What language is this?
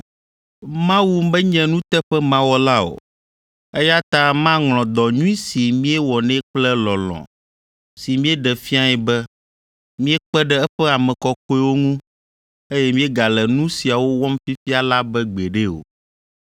Ewe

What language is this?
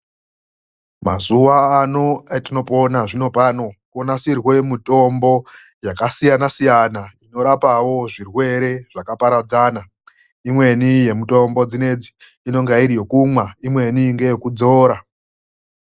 Ndau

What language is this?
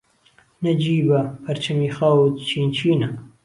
Central Kurdish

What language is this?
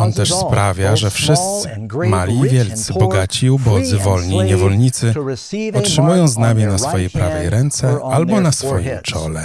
Polish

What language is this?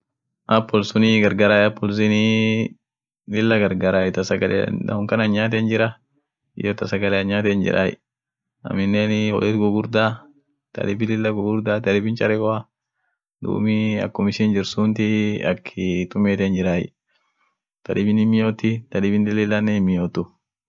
Orma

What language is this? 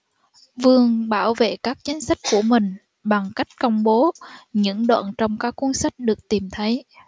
Vietnamese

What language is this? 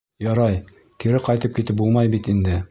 Bashkir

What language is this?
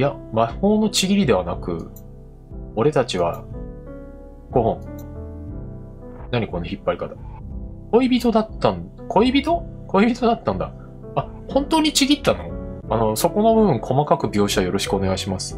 Japanese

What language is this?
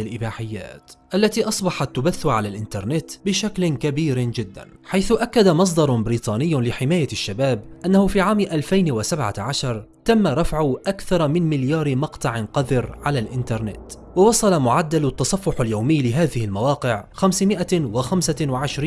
Arabic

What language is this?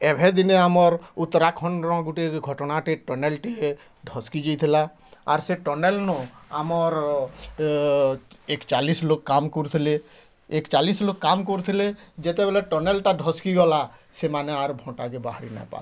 Odia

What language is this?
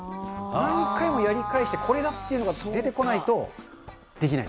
Japanese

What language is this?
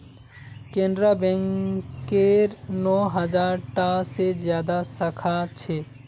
Magahi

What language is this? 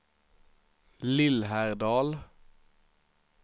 Swedish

